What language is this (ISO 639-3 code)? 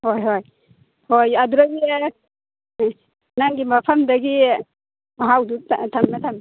mni